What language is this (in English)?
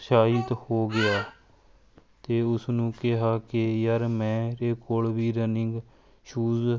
Punjabi